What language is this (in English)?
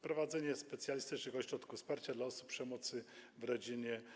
Polish